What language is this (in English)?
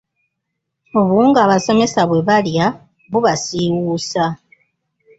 Ganda